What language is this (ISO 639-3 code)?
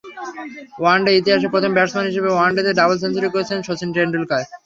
ben